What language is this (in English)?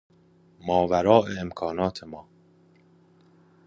Persian